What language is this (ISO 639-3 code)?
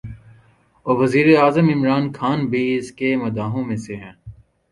urd